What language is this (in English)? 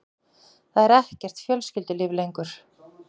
Icelandic